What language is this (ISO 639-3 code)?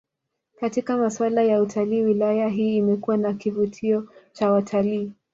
swa